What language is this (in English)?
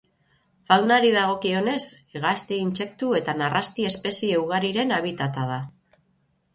Basque